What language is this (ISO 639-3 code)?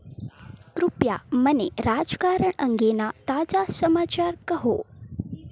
guj